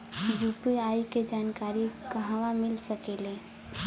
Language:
Bhojpuri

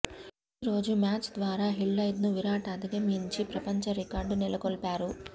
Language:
Telugu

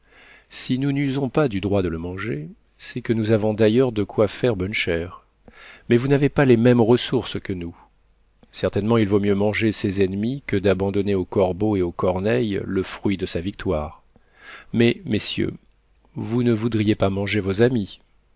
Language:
French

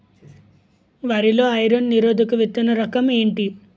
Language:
Telugu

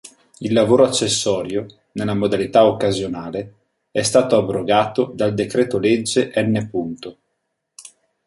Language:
Italian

